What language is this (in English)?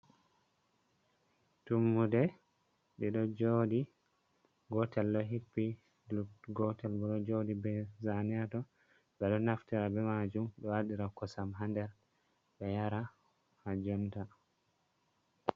Fula